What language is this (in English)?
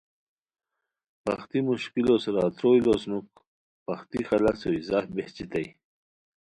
Khowar